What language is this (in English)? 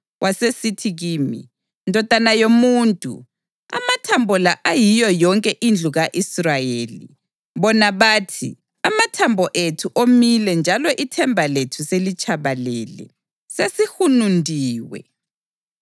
North Ndebele